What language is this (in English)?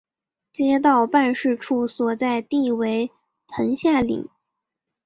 Chinese